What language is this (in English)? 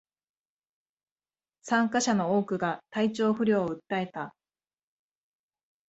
Japanese